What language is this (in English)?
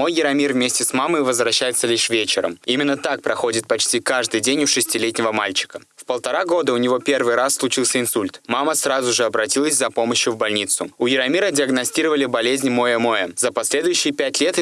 Russian